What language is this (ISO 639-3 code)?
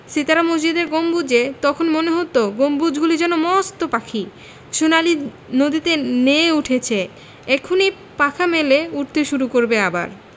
ben